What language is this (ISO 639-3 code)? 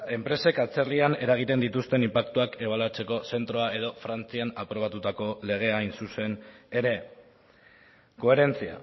eus